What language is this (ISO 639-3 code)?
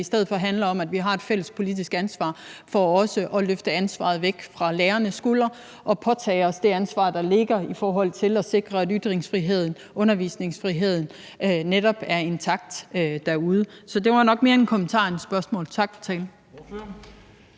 dan